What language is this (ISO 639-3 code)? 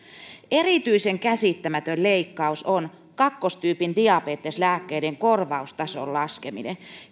fin